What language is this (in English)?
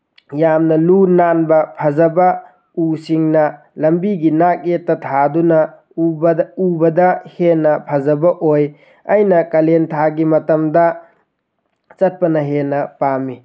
Manipuri